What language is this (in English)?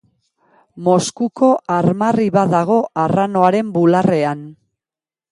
Basque